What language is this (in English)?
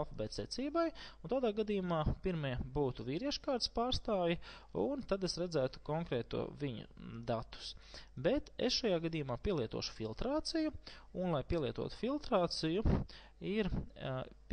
Latvian